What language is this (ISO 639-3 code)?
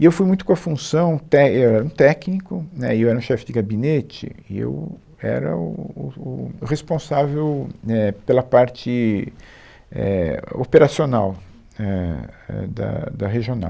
por